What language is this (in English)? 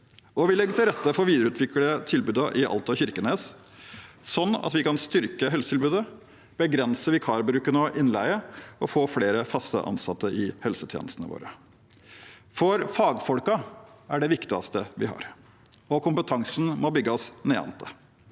Norwegian